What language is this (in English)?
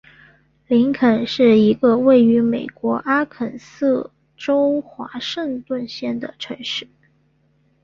Chinese